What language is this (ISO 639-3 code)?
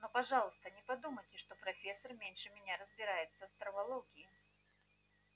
rus